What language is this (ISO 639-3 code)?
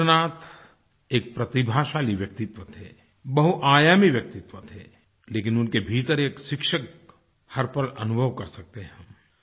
hin